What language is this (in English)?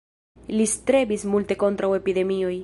Esperanto